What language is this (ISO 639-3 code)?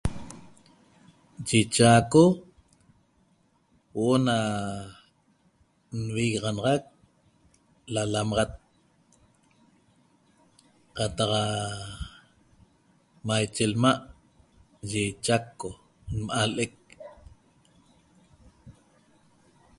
tob